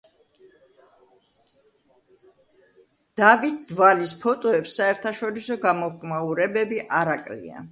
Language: Georgian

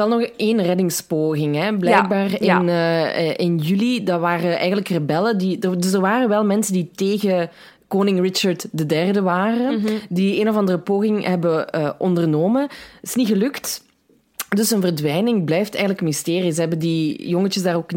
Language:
Dutch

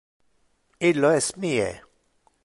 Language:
Interlingua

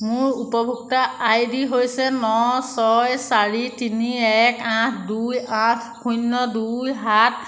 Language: Assamese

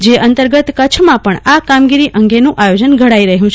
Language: Gujarati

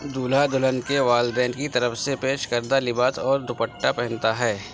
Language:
Urdu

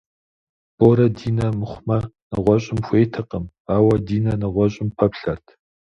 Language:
Kabardian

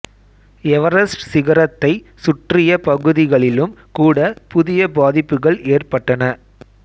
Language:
Tamil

